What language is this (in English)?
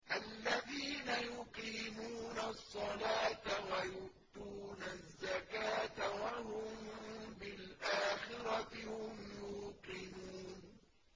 Arabic